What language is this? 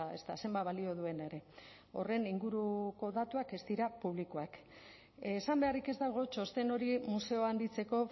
Basque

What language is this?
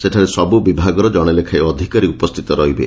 Odia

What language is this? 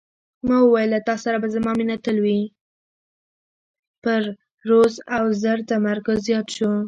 Pashto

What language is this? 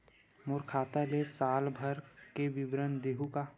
Chhattisgarhi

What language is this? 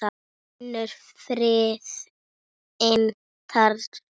Icelandic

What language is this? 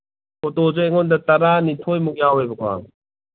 Manipuri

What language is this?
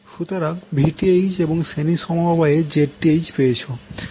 Bangla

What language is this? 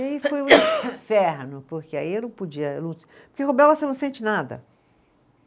Portuguese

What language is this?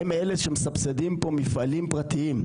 Hebrew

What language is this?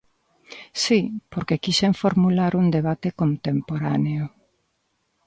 Galician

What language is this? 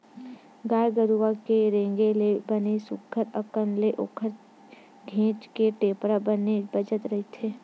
Chhattisgarhi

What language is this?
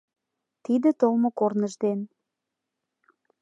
Mari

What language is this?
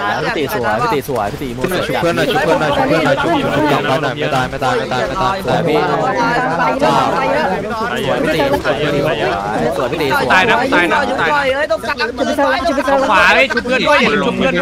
Thai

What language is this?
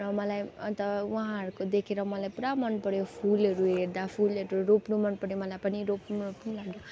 Nepali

